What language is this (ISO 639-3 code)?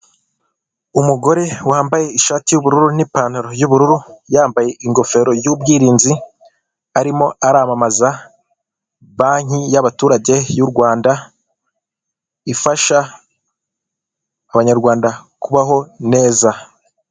kin